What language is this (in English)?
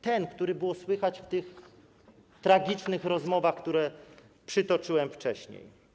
Polish